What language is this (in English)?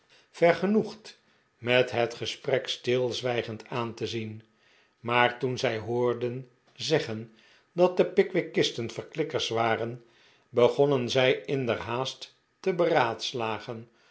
Dutch